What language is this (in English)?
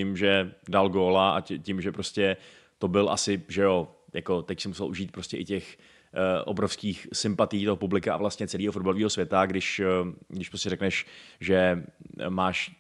Czech